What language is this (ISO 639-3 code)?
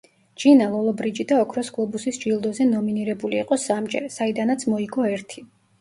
kat